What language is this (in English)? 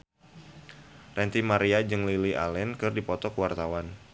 Sundanese